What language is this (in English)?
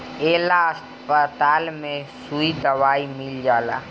Bhojpuri